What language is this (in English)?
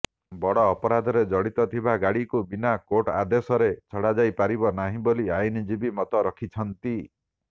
Odia